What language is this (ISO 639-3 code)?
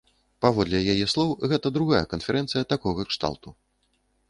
bel